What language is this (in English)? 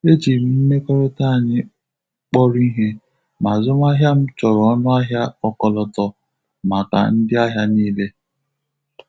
Igbo